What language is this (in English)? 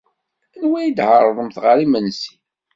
Kabyle